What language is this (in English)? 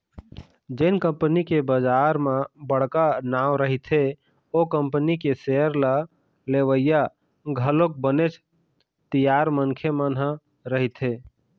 Chhattisgarhi